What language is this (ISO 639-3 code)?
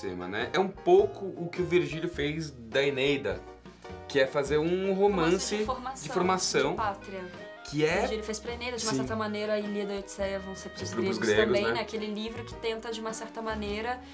por